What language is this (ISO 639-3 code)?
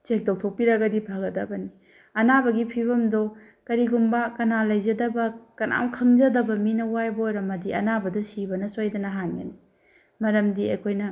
mni